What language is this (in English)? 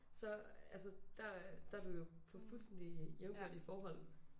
Danish